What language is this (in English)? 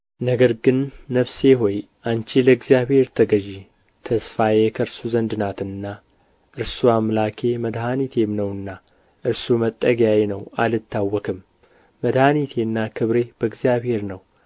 Amharic